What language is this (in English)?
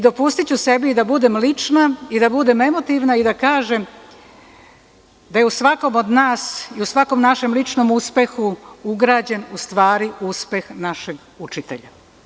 Serbian